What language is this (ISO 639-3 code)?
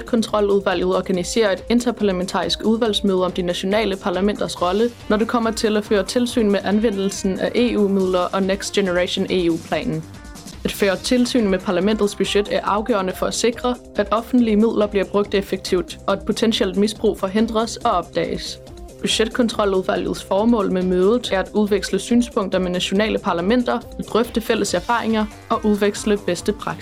dan